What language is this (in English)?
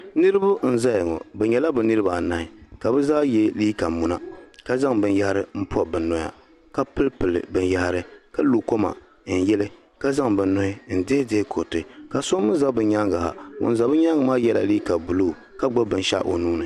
Dagbani